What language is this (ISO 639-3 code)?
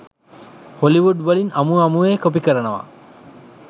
sin